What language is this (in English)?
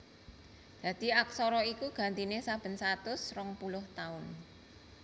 Javanese